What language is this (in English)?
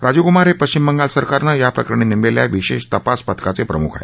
Marathi